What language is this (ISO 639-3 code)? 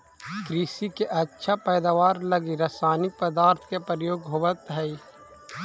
mag